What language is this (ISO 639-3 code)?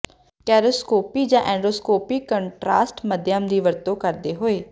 pan